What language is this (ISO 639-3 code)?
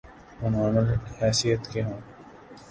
urd